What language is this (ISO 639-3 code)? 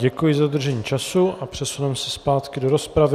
ces